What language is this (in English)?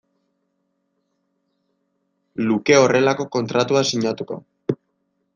Basque